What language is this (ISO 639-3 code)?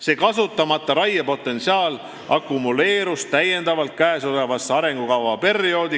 est